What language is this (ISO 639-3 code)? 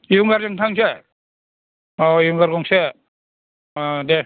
brx